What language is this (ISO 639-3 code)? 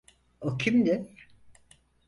tur